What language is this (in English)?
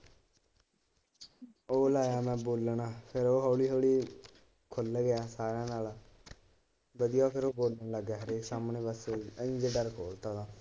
Punjabi